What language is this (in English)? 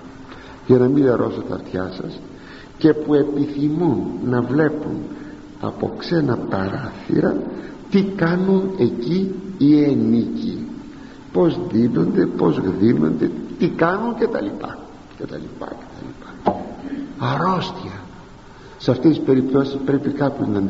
Greek